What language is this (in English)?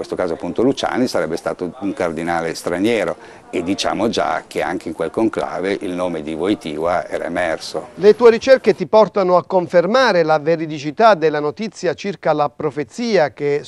Italian